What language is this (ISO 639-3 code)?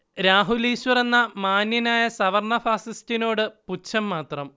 mal